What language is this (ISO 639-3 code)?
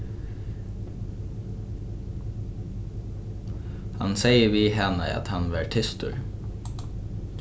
fao